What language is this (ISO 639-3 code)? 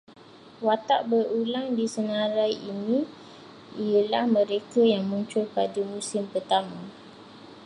msa